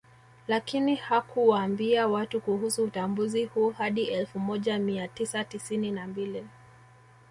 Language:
Swahili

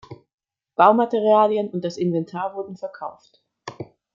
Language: German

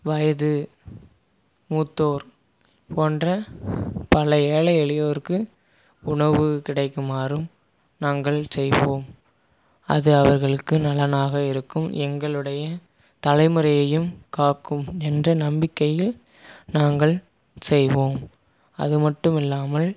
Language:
Tamil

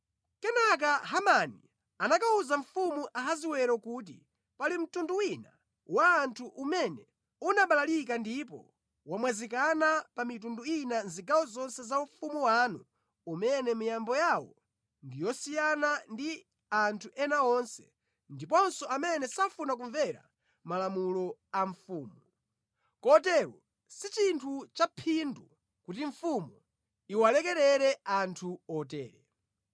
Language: Nyanja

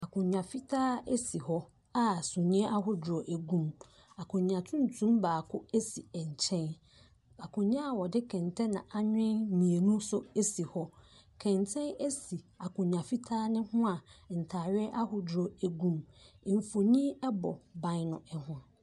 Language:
Akan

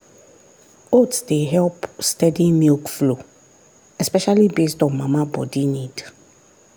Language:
Nigerian Pidgin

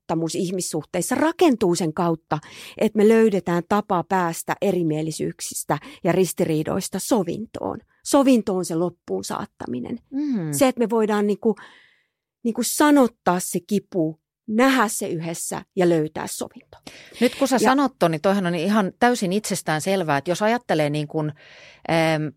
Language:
Finnish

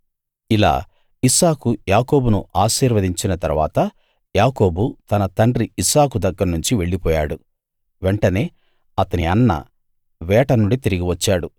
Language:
Telugu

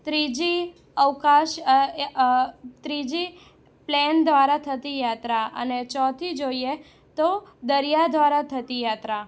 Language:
Gujarati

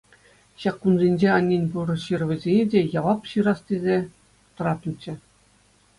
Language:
Chuvash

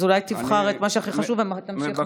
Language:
Hebrew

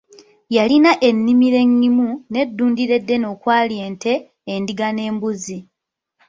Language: Ganda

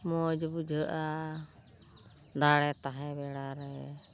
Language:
Santali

